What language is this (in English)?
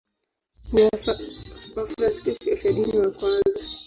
Swahili